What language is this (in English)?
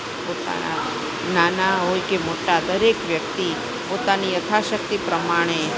Gujarati